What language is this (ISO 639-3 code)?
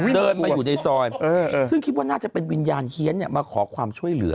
tha